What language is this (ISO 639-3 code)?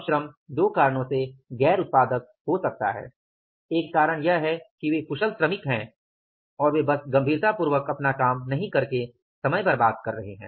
hin